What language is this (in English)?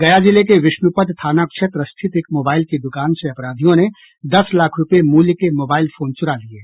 Hindi